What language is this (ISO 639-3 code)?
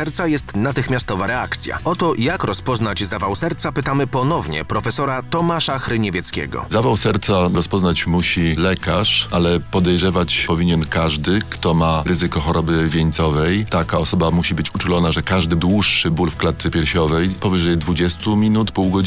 pol